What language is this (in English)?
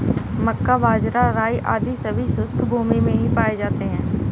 Hindi